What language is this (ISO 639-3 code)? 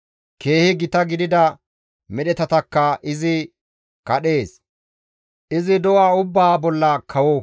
gmv